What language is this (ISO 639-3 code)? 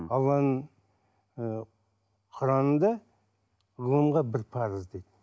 kaz